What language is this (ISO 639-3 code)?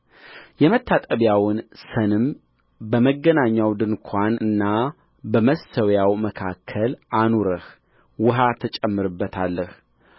amh